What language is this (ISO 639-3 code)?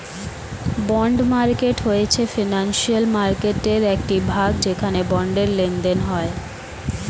ben